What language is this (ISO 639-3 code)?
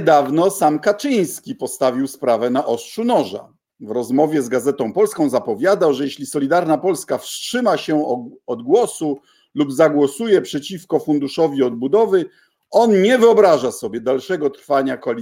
pol